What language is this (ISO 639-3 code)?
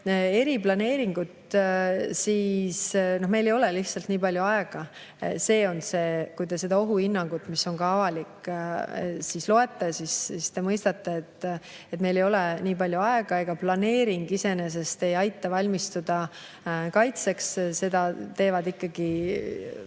est